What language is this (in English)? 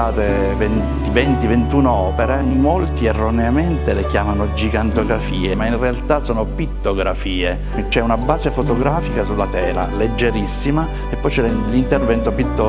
Italian